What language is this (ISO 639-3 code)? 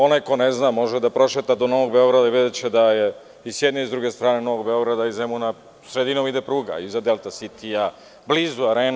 srp